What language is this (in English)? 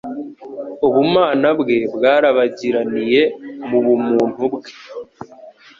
Kinyarwanda